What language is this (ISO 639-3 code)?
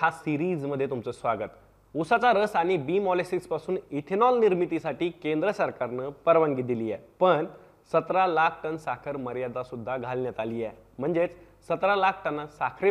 mar